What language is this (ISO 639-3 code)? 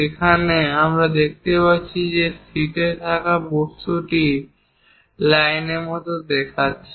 ben